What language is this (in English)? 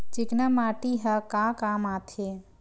Chhattisgarhi